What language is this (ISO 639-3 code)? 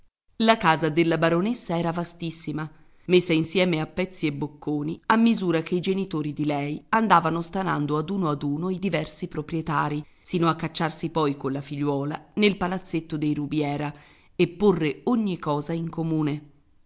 ita